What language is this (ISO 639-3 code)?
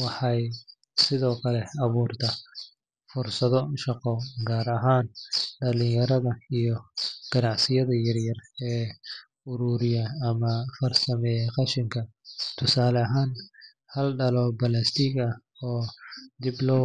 som